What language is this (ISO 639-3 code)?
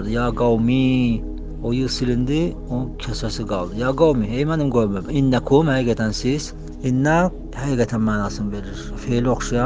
tur